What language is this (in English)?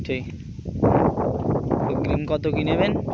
Bangla